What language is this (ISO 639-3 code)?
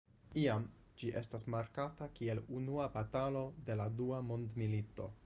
epo